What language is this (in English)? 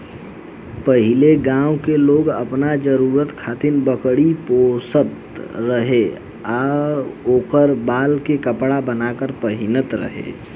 Bhojpuri